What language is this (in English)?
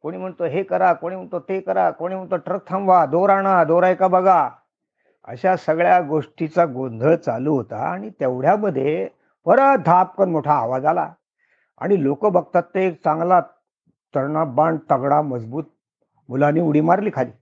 Marathi